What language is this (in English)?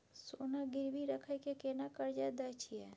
Maithili